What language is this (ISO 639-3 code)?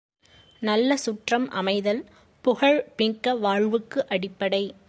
tam